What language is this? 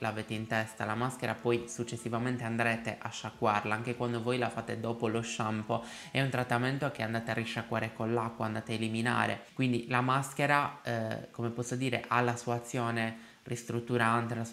Italian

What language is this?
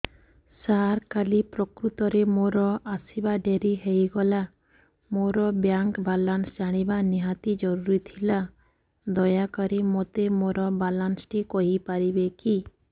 Odia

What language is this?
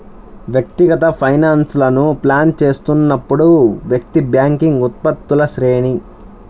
Telugu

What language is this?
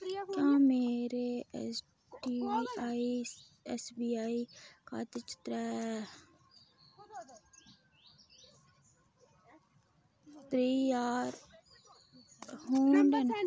Dogri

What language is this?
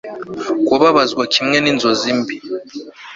Kinyarwanda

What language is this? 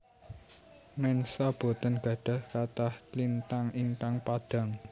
Javanese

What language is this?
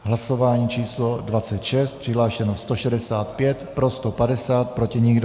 Czech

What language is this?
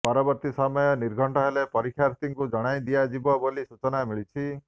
Odia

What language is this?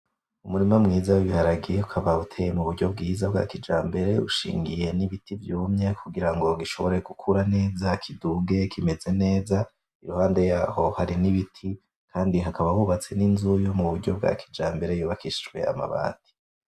Rundi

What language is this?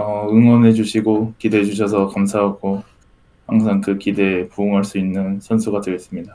Korean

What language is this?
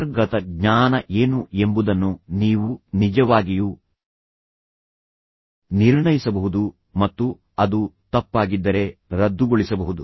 Kannada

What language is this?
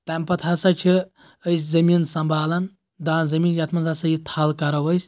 Kashmiri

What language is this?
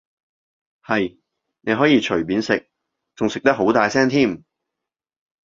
Cantonese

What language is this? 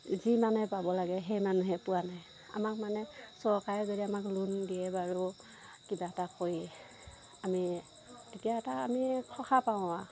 Assamese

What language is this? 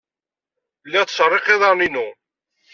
Kabyle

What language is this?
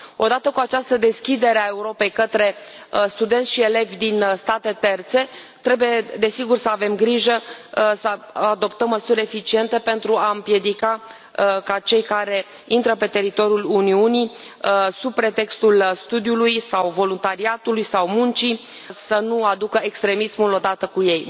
Romanian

